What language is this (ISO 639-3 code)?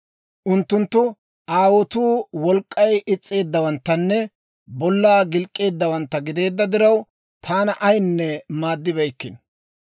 dwr